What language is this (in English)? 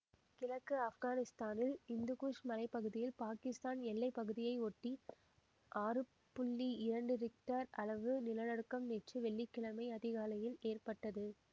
Tamil